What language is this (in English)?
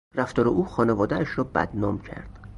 Persian